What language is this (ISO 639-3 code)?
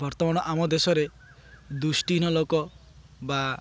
ori